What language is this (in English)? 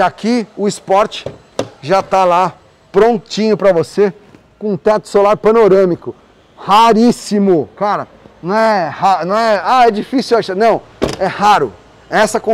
Portuguese